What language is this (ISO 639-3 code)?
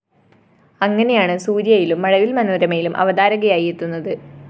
mal